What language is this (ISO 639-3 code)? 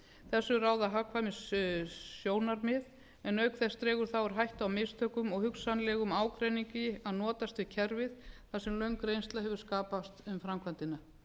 isl